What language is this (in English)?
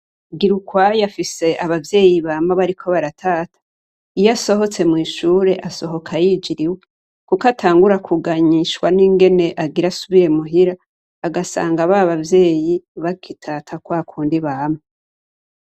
Rundi